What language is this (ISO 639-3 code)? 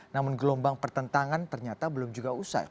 ind